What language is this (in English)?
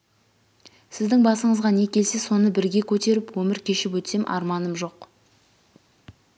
Kazakh